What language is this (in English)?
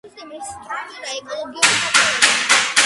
Georgian